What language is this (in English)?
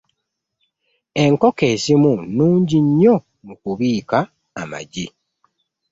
Ganda